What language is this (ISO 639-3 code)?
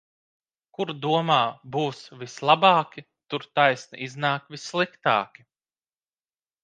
lav